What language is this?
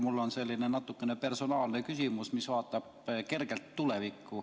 Estonian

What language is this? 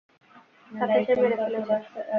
Bangla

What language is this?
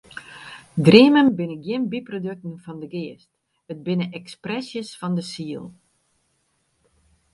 Western Frisian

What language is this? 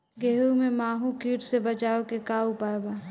Bhojpuri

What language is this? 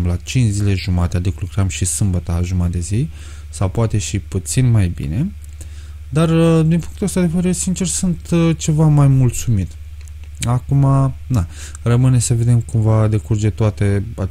Romanian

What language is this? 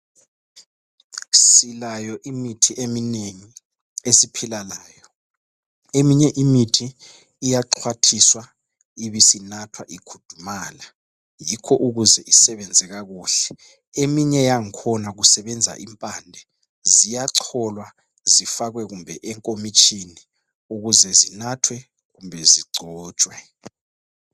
North Ndebele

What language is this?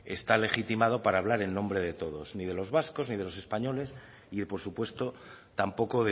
Spanish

